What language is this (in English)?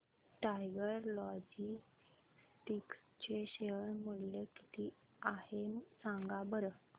Marathi